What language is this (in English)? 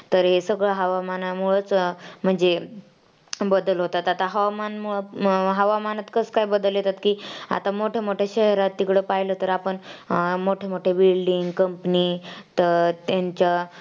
Marathi